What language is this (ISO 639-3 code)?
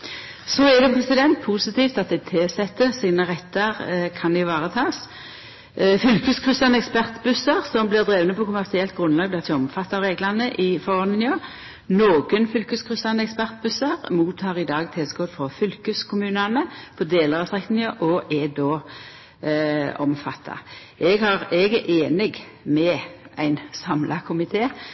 nno